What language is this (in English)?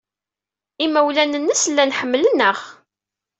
Kabyle